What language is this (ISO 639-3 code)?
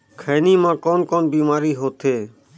hne